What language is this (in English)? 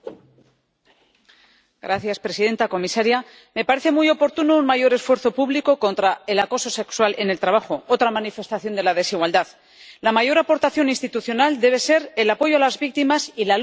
Spanish